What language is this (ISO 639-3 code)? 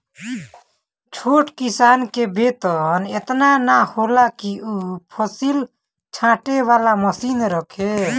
bho